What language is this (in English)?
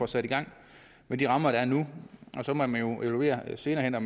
Danish